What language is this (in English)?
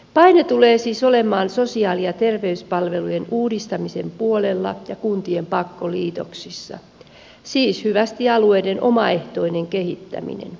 Finnish